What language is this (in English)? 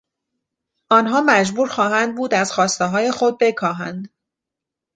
Persian